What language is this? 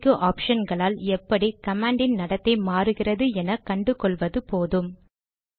Tamil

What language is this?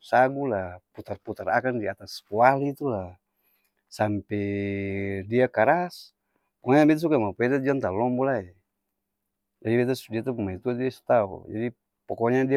Ambonese Malay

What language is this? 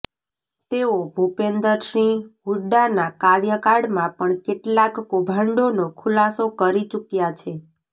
Gujarati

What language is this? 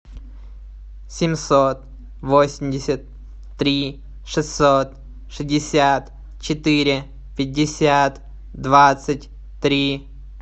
Russian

